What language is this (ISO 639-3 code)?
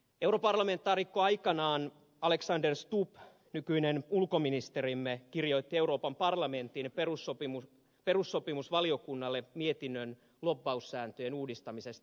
fin